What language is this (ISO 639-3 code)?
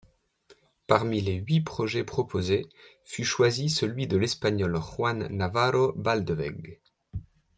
fra